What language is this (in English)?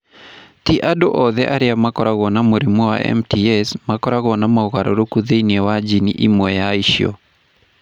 Kikuyu